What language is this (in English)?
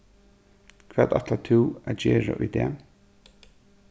Faroese